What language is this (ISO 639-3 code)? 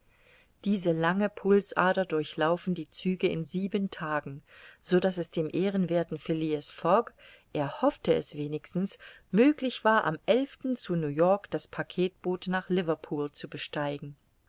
deu